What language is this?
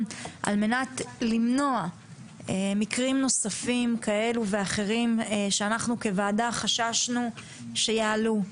Hebrew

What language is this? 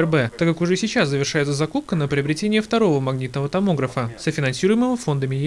Russian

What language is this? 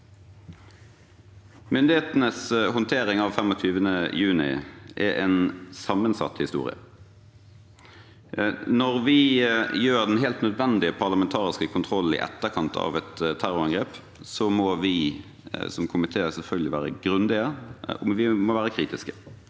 Norwegian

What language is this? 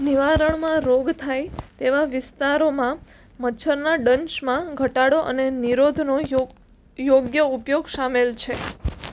Gujarati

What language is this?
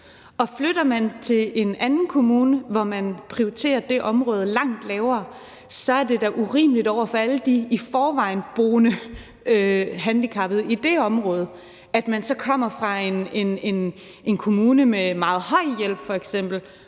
Danish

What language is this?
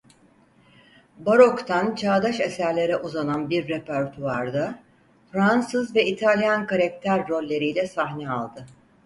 Turkish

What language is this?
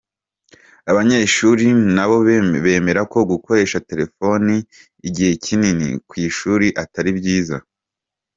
Kinyarwanda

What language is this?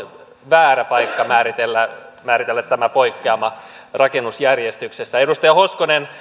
Finnish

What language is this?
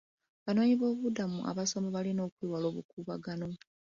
Ganda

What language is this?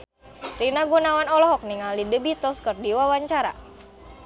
Sundanese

